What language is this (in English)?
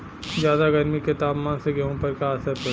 Bhojpuri